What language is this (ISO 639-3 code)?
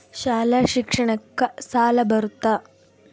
kan